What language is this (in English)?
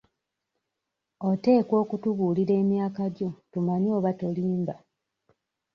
Ganda